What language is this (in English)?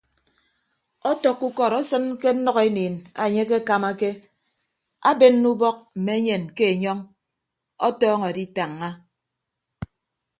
Ibibio